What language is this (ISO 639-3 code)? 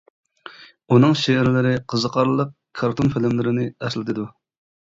uig